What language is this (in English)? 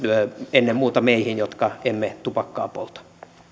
Finnish